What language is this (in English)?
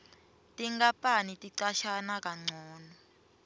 Swati